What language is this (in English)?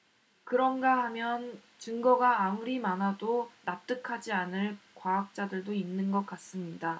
Korean